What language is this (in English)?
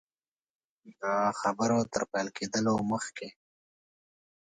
Pashto